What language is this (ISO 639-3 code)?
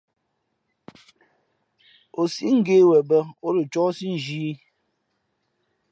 fmp